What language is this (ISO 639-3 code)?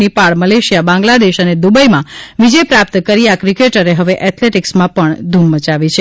guj